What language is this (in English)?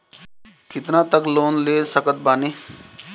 Bhojpuri